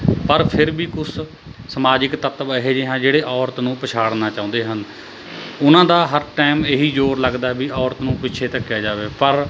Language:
Punjabi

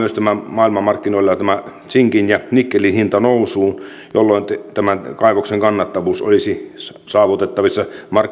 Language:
Finnish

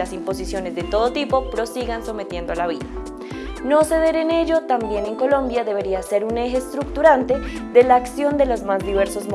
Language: Spanish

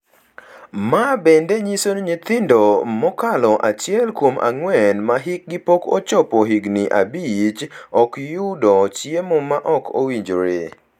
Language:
Luo (Kenya and Tanzania)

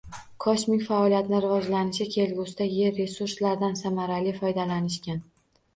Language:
Uzbek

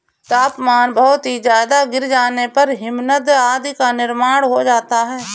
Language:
Hindi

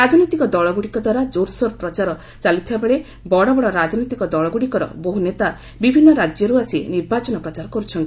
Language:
Odia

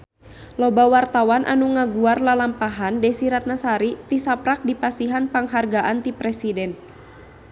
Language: Sundanese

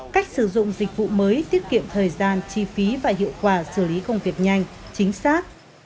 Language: Vietnamese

